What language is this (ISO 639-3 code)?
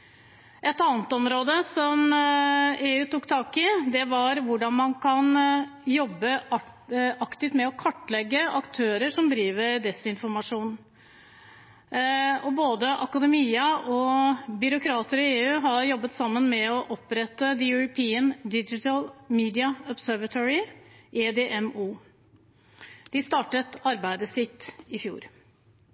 nob